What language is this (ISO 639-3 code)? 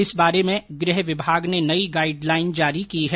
hin